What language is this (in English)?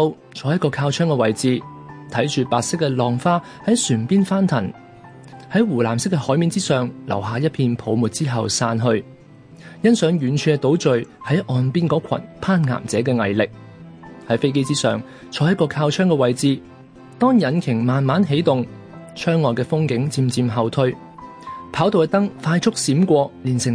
Chinese